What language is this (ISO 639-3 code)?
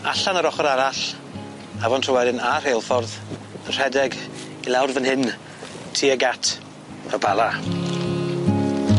cym